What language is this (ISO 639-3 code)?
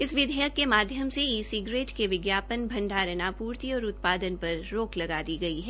hin